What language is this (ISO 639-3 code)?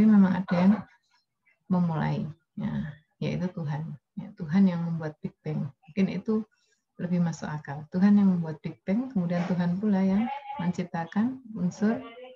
ind